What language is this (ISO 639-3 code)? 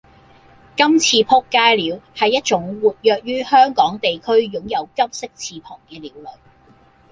yue